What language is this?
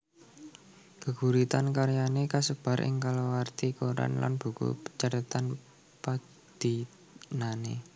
Javanese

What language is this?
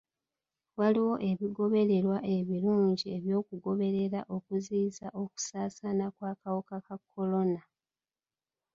Ganda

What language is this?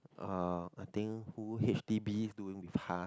English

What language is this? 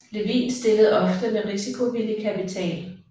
Danish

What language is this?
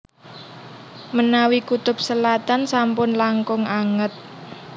Javanese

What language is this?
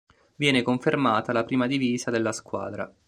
Italian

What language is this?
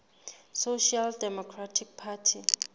Southern Sotho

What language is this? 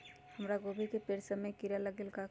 Magahi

